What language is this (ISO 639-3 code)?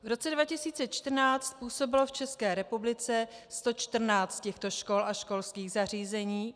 ces